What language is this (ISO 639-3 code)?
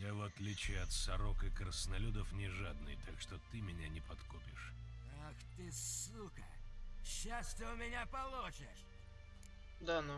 rus